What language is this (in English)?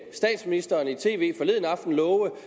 Danish